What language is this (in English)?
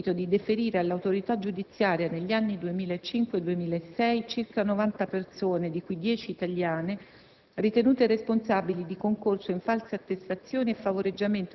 Italian